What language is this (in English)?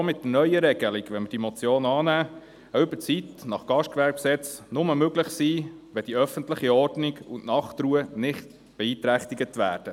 Swiss German